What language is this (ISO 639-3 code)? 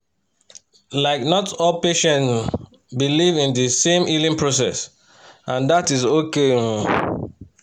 pcm